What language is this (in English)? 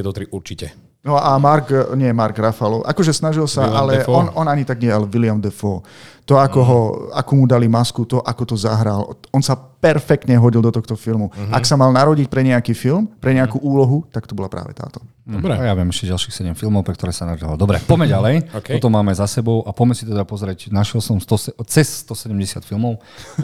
Slovak